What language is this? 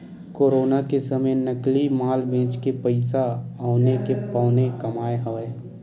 Chhattisgarhi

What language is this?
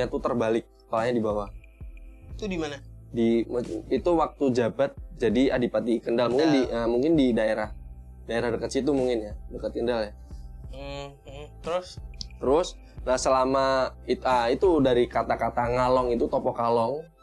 Indonesian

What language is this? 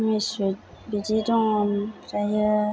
Bodo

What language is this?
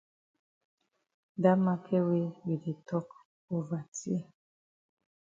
Cameroon Pidgin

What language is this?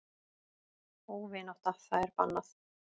Icelandic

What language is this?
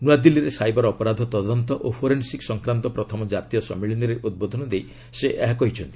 Odia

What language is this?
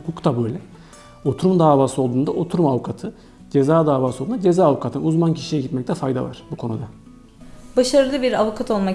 Turkish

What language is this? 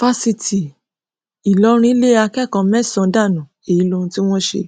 Yoruba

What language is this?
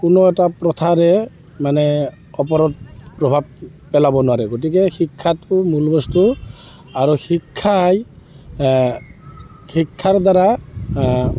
Assamese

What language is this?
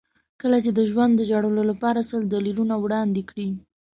Pashto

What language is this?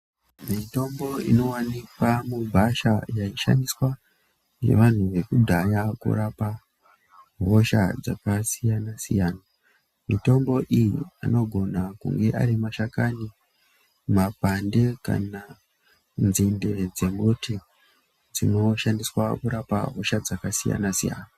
Ndau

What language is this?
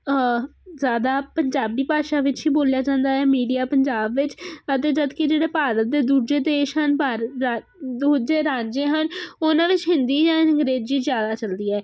Punjabi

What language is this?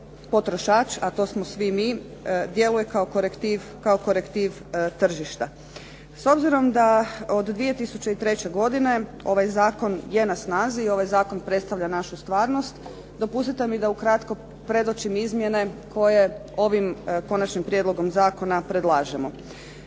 Croatian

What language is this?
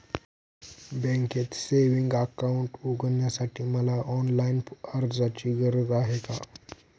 Marathi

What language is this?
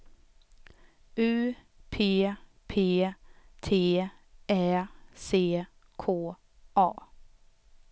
Swedish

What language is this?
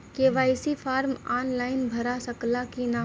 Bhojpuri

